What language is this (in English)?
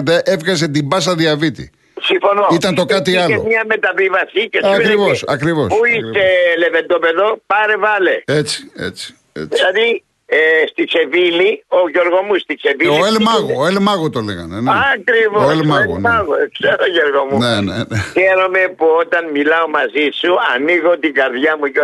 Greek